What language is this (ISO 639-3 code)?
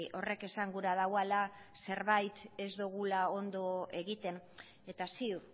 eus